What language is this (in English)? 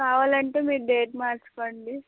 Telugu